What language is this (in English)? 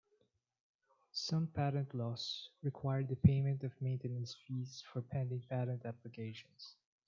English